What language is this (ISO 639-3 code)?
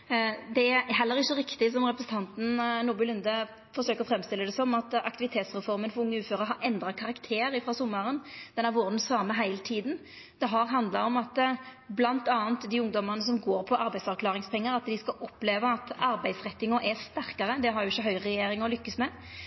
nno